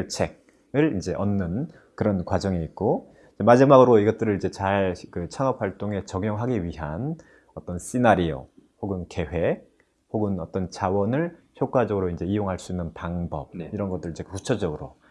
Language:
Korean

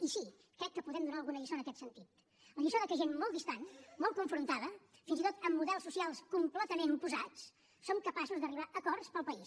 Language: Catalan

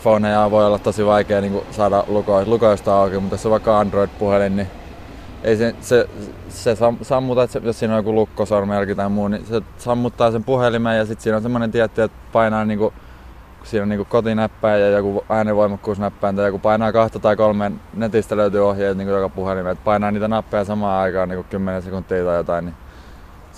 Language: Finnish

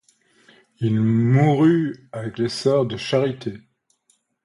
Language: French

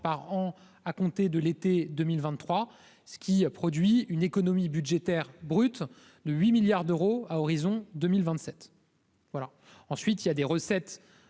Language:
French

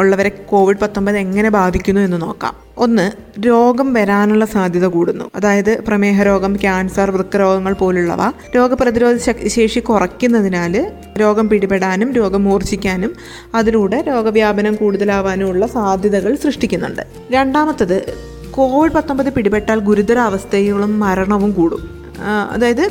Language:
Malayalam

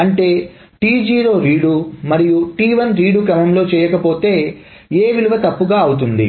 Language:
Telugu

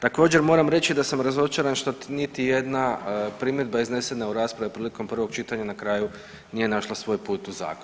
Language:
Croatian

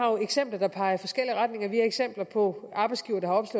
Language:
Danish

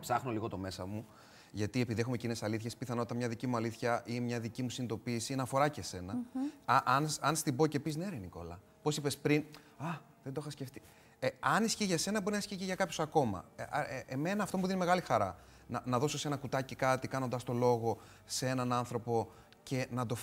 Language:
Greek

